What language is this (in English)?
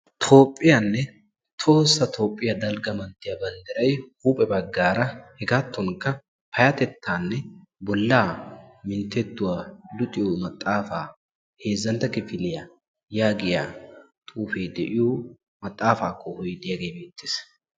Wolaytta